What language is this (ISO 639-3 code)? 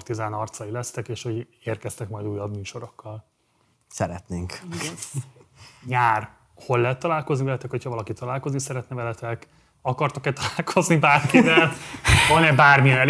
hun